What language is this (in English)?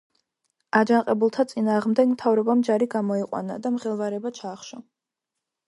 Georgian